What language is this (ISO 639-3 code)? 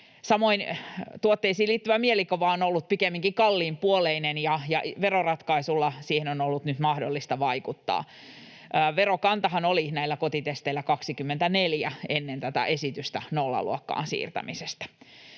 fin